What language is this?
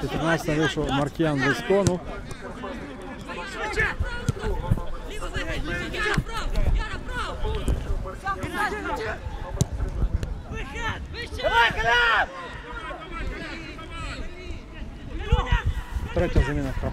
Ukrainian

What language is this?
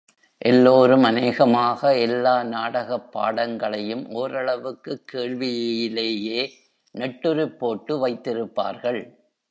Tamil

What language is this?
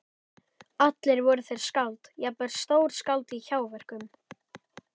Icelandic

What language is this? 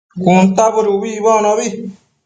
Matsés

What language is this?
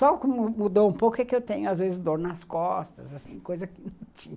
Portuguese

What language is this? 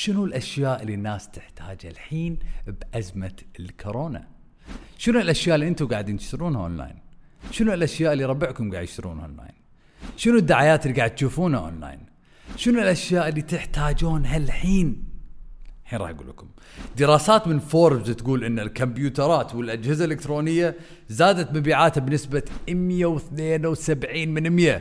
Arabic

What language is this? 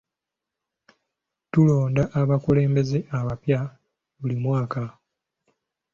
Ganda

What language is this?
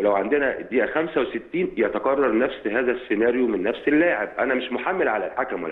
Arabic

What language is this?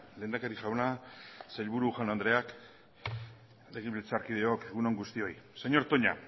Basque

